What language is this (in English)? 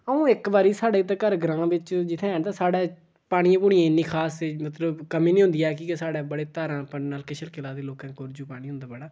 Dogri